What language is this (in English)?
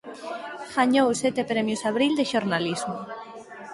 Galician